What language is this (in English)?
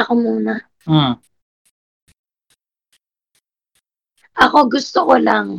Filipino